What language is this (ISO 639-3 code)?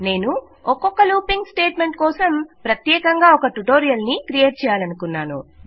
tel